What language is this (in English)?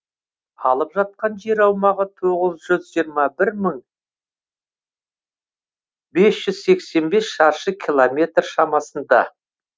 Kazakh